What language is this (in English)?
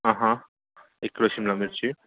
Marathi